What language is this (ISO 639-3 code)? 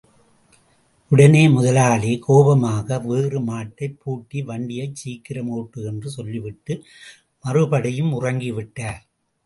tam